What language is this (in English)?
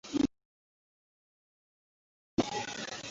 Chinese